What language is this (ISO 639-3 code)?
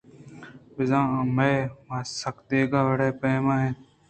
bgp